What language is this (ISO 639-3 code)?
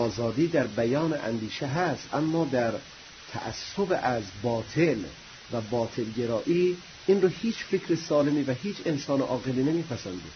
fas